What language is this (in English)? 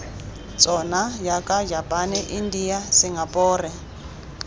Tswana